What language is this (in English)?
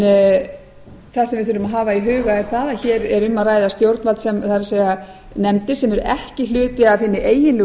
Icelandic